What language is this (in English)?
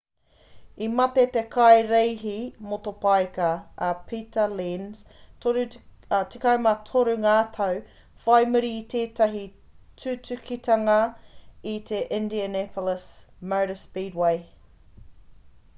Māori